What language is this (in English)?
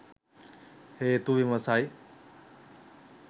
Sinhala